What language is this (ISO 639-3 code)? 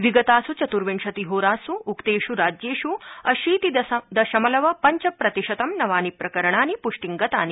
san